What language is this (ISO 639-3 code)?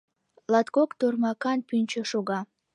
chm